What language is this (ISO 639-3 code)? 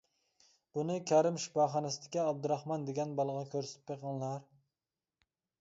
uig